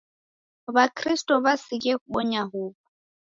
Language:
Taita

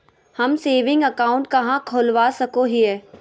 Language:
Magahi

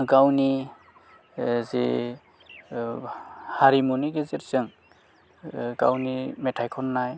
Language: Bodo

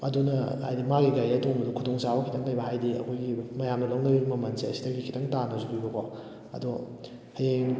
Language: Manipuri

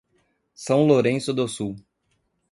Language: Portuguese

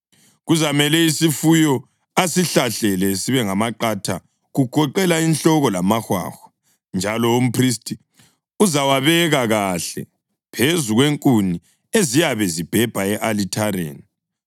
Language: North Ndebele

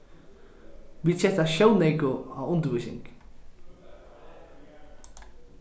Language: Faroese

